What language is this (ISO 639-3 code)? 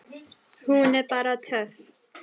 isl